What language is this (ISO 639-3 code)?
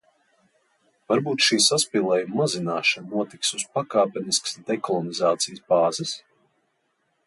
lav